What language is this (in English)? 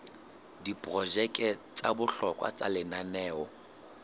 Southern Sotho